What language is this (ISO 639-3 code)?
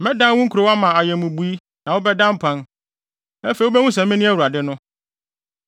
aka